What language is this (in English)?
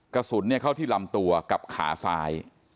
Thai